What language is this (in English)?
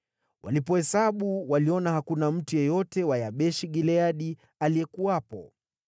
Swahili